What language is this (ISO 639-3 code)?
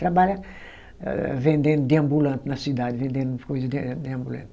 por